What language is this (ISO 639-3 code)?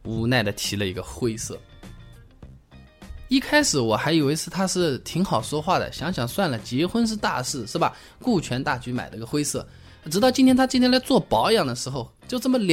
zho